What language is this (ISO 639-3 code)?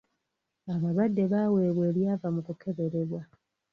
lug